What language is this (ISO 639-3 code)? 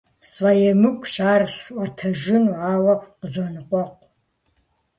kbd